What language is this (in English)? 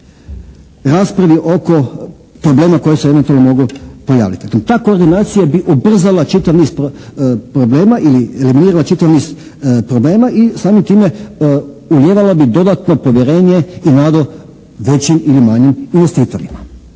Croatian